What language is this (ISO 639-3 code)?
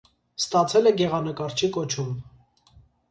hye